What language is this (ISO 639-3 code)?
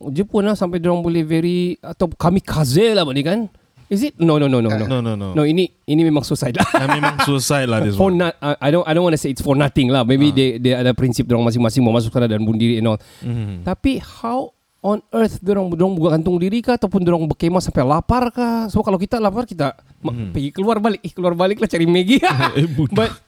msa